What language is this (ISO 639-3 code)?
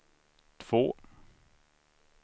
swe